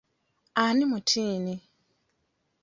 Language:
Ganda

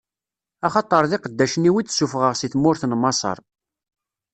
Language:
Kabyle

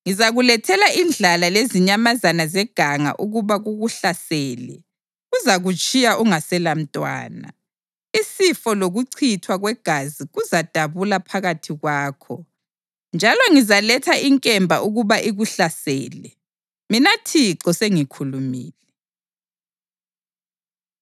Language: North Ndebele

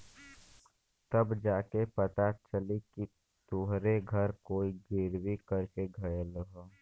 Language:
Bhojpuri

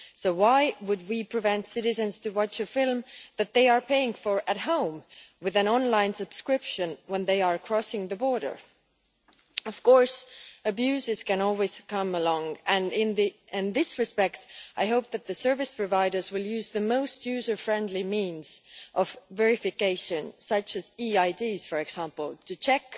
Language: English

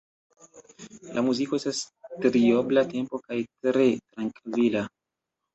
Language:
Esperanto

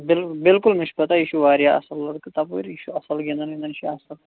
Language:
Kashmiri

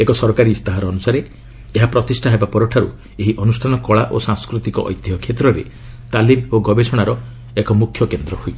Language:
Odia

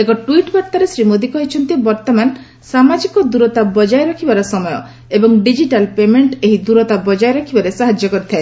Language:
Odia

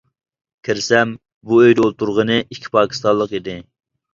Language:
Uyghur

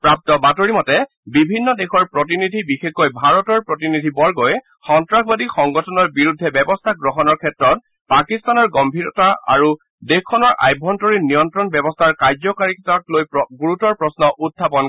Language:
Assamese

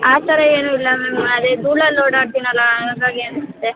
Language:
Kannada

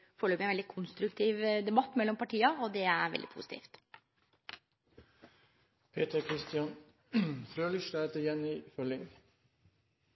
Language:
Norwegian Nynorsk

